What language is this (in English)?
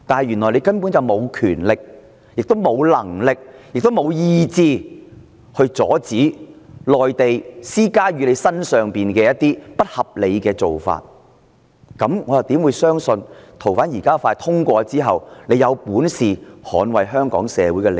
Cantonese